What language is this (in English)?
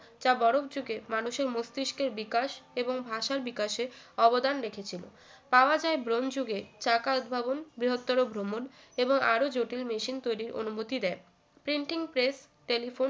Bangla